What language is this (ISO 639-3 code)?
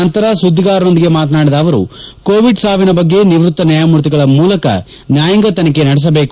kan